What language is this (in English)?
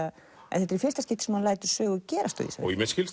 Icelandic